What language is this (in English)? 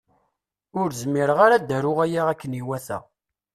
Kabyle